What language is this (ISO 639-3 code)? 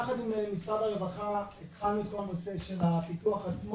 heb